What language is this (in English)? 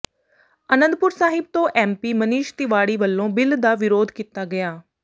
Punjabi